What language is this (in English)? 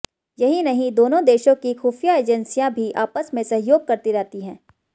Hindi